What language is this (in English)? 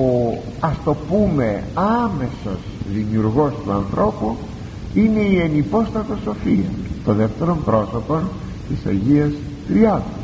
Greek